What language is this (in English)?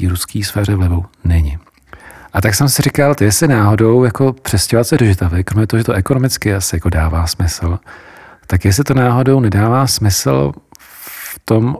Czech